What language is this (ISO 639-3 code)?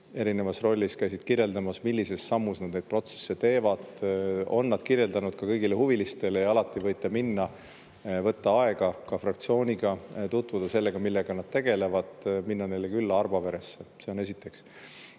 est